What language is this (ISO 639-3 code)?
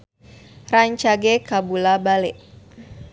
sun